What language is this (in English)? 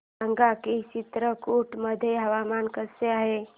Marathi